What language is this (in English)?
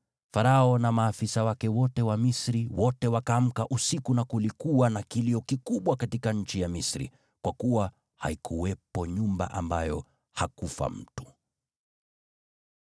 Swahili